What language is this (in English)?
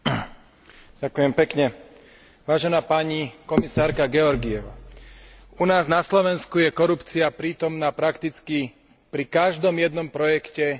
Slovak